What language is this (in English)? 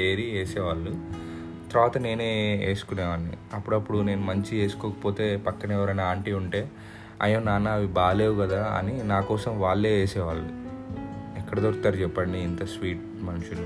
Telugu